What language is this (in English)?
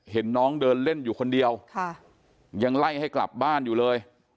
Thai